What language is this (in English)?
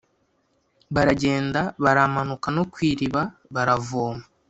Kinyarwanda